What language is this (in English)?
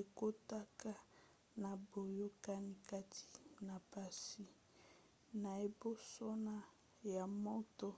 Lingala